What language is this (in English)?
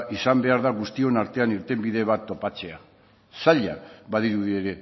Basque